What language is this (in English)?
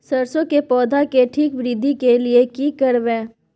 Maithili